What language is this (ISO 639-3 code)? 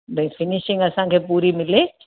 snd